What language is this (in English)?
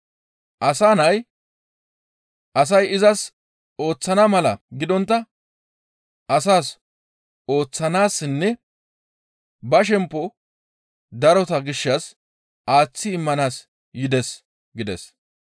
Gamo